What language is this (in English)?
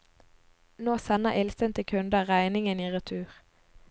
Norwegian